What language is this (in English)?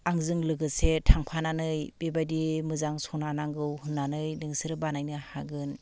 Bodo